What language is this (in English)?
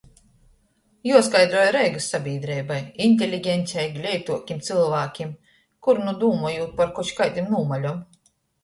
Latgalian